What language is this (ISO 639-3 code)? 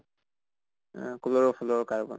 asm